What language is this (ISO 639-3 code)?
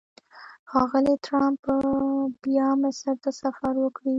pus